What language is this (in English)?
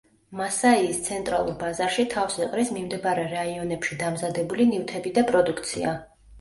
Georgian